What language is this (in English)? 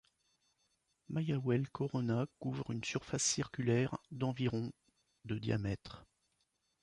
French